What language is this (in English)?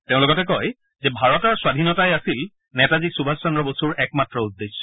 Assamese